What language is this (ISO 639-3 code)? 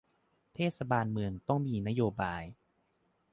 tha